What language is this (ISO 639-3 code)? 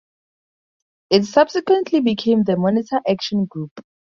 eng